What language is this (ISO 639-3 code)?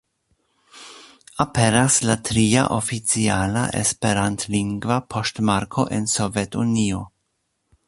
epo